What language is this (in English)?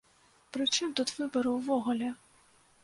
Belarusian